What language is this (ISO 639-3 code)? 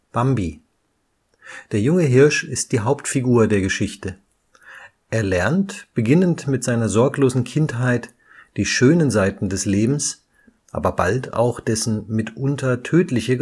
deu